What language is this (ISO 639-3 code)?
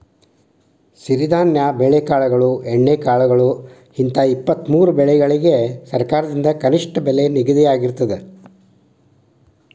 kan